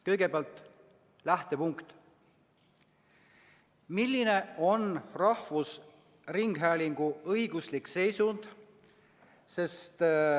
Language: Estonian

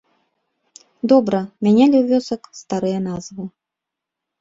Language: Belarusian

